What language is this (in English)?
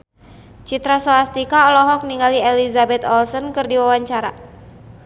Sundanese